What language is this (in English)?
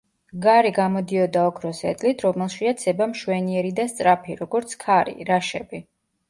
Georgian